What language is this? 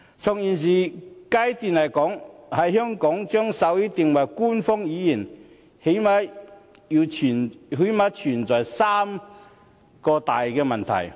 Cantonese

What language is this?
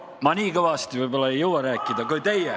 Estonian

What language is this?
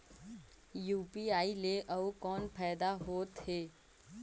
Chhattisgarhi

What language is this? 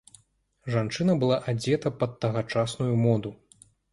Belarusian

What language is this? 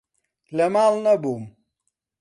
Central Kurdish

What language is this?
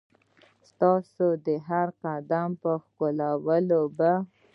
Pashto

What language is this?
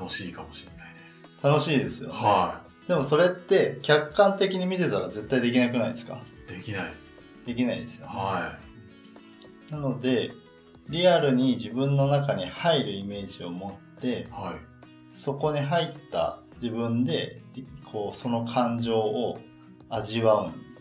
Japanese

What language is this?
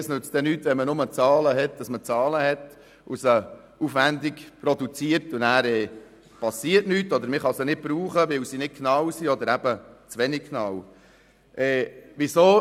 Swiss German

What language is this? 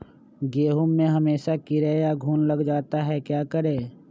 Magahi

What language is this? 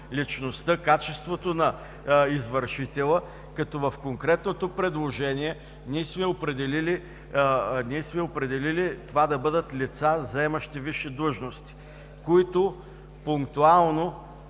Bulgarian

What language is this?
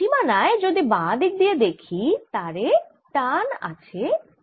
Bangla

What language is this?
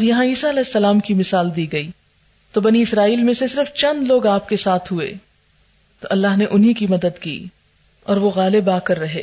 Urdu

